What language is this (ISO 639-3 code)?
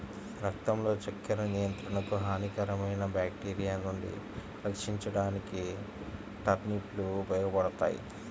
tel